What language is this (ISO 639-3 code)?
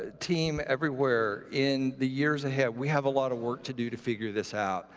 eng